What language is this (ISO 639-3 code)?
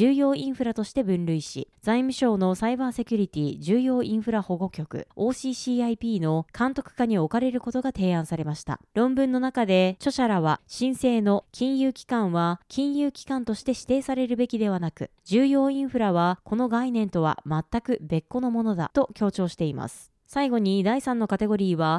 jpn